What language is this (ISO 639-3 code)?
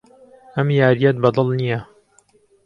ckb